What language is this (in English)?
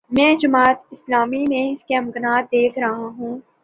Urdu